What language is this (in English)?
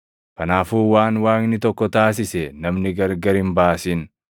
Oromo